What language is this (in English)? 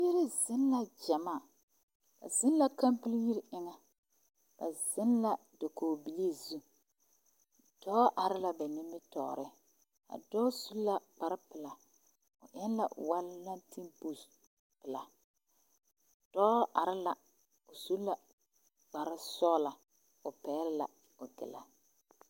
Southern Dagaare